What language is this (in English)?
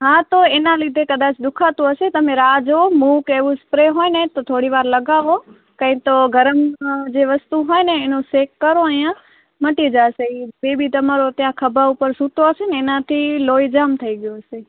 Gujarati